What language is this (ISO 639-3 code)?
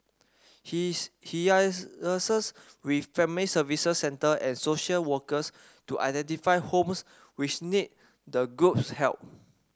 eng